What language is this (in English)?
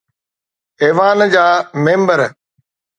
Sindhi